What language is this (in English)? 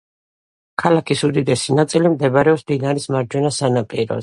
Georgian